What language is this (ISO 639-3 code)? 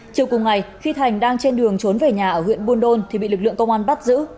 vie